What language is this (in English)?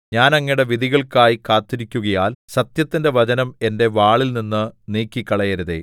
Malayalam